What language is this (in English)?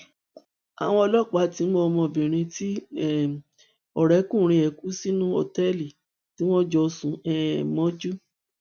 Yoruba